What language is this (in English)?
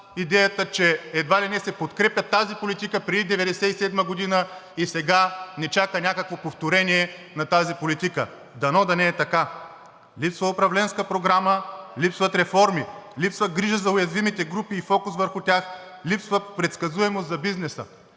Bulgarian